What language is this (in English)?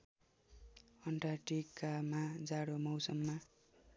Nepali